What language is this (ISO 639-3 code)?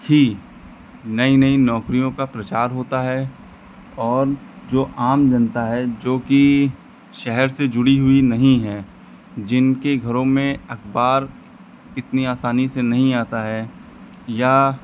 hin